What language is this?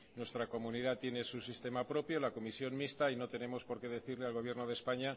Spanish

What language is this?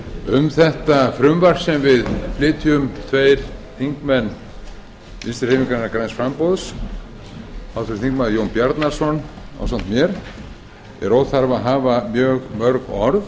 Icelandic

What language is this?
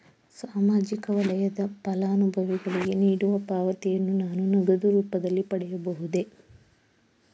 Kannada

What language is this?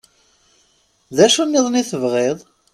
Kabyle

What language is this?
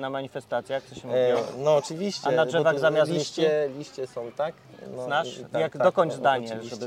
Polish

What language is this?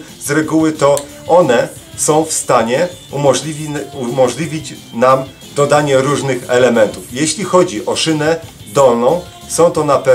Polish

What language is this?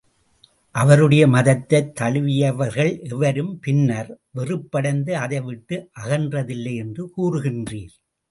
Tamil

